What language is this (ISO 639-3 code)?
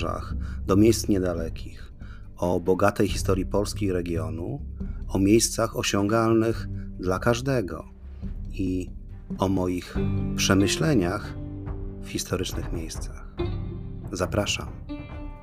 pol